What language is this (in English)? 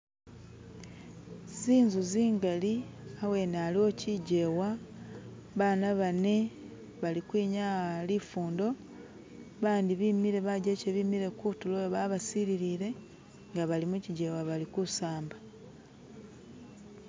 Masaaba